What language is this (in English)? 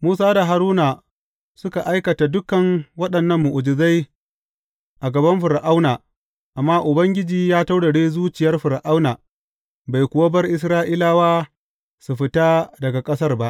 Hausa